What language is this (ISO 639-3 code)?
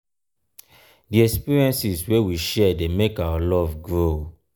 pcm